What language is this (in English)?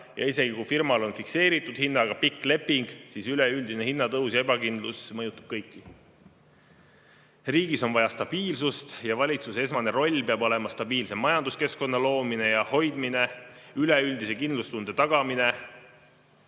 Estonian